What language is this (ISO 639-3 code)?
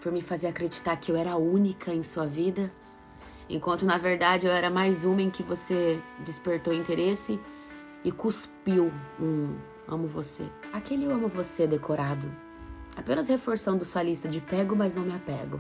por